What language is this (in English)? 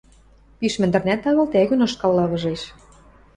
Western Mari